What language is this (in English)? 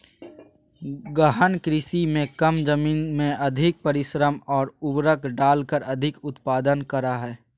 Magahi